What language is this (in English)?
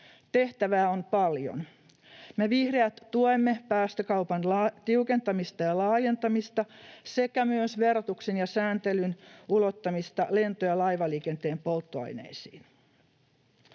Finnish